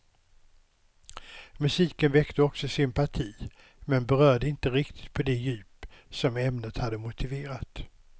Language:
Swedish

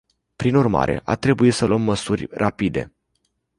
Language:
Romanian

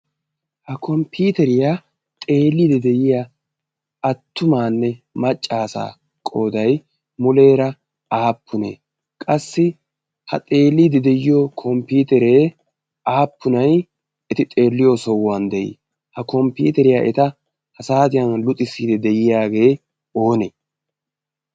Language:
Wolaytta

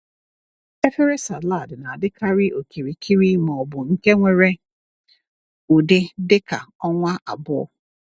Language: Igbo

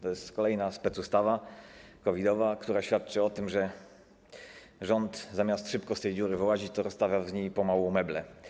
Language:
Polish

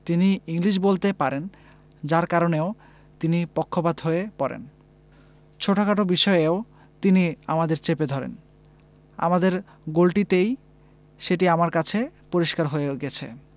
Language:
Bangla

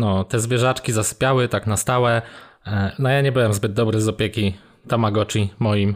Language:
Polish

